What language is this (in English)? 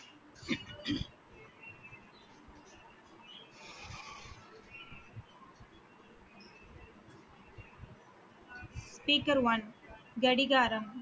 Tamil